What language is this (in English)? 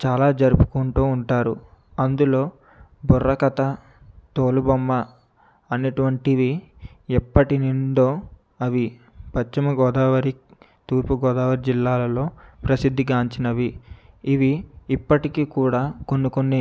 Telugu